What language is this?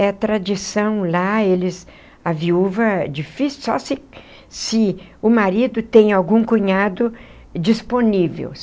Portuguese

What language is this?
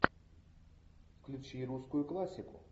Russian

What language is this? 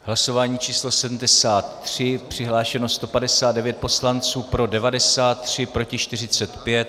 Czech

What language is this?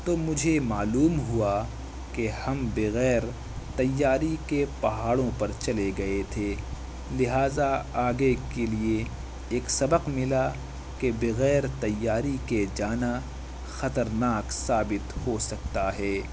Urdu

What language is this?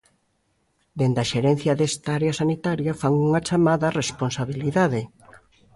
Galician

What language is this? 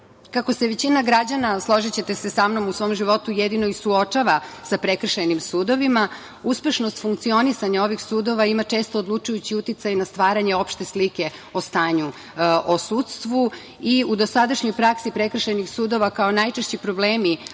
Serbian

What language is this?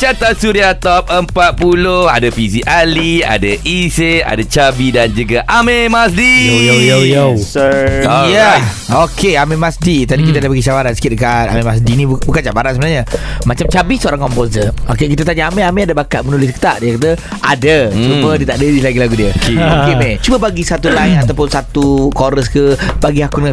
Malay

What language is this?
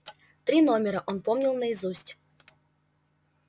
Russian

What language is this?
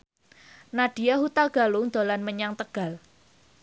Javanese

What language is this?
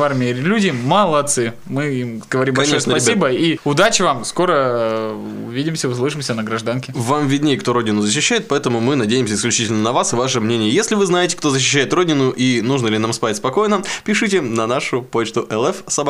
Russian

